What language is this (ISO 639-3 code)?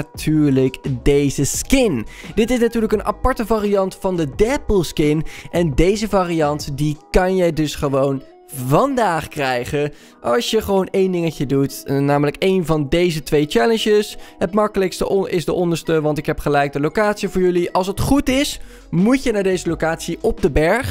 nld